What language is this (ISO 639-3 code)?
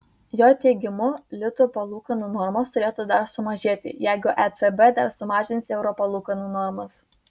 lit